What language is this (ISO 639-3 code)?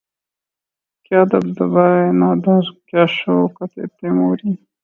urd